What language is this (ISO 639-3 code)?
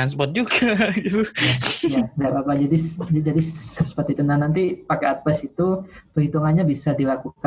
ind